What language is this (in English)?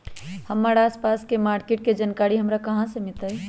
Magahi